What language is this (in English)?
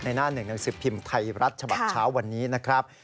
Thai